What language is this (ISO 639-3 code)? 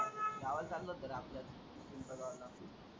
mar